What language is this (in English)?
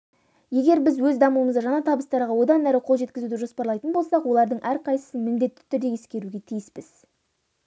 Kazakh